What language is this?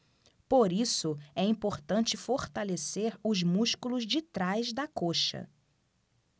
Portuguese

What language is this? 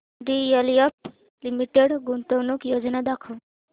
Marathi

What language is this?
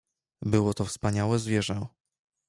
Polish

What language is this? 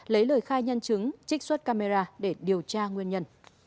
Vietnamese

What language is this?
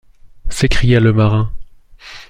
French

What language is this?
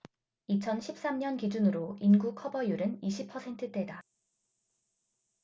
Korean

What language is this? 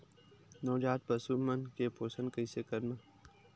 Chhattisgarhi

